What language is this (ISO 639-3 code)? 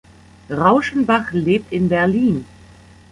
deu